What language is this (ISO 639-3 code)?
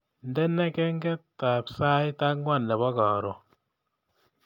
kln